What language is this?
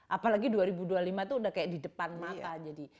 Indonesian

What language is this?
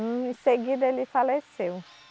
Portuguese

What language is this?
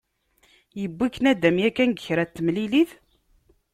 Kabyle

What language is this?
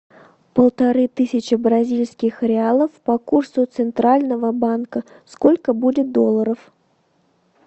Russian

